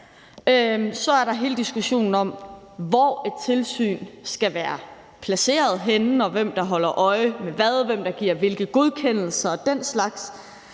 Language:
Danish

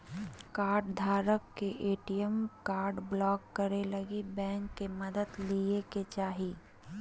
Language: Magahi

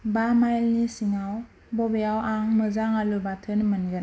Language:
Bodo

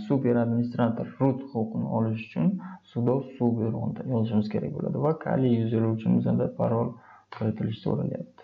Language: Turkish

